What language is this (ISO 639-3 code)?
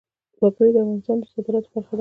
pus